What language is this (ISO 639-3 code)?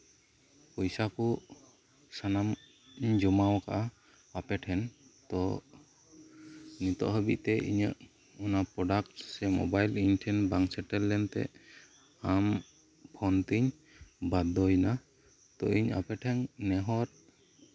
sat